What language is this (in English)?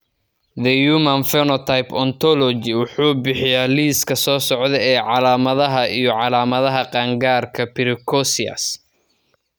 Somali